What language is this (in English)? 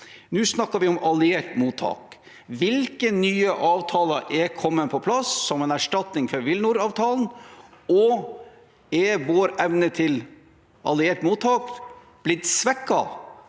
Norwegian